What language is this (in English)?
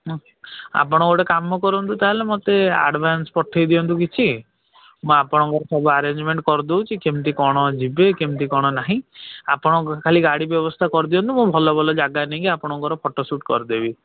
Odia